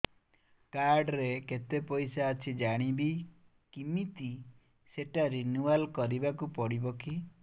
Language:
Odia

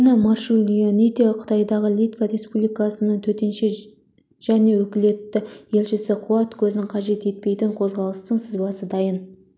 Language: Kazakh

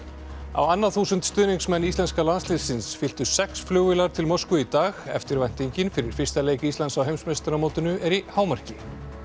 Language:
Icelandic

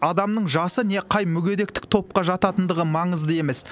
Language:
Kazakh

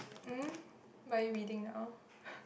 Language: English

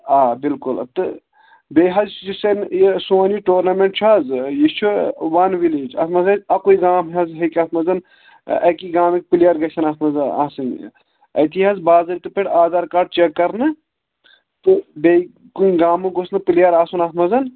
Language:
Kashmiri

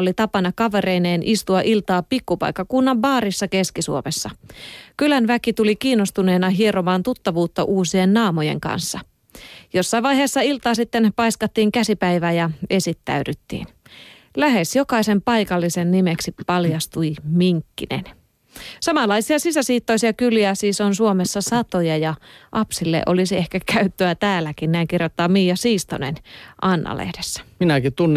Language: Finnish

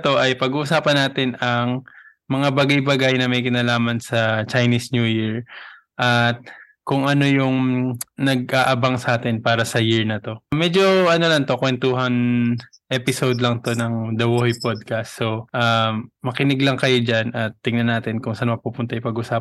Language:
Filipino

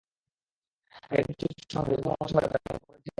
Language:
Bangla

